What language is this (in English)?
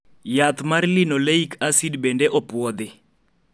Luo (Kenya and Tanzania)